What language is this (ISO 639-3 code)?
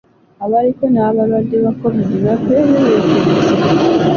lug